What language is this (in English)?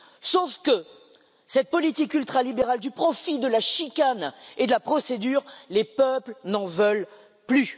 French